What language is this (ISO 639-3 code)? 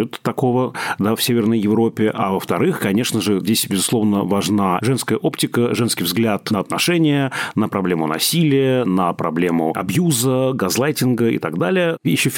rus